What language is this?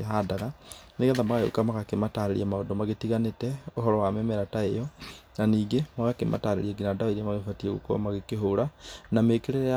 Kikuyu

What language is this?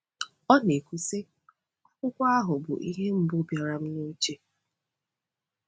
Igbo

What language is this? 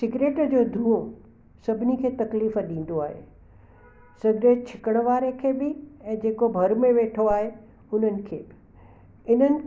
Sindhi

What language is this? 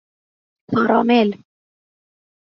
Persian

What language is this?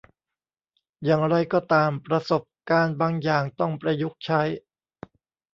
Thai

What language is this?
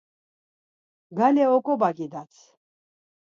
Laz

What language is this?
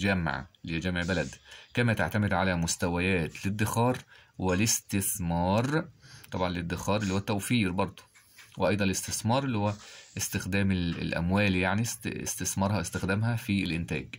Arabic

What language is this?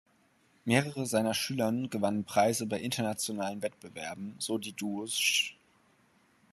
German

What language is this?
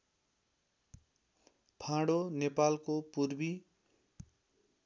Nepali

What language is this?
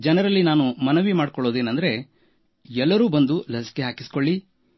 Kannada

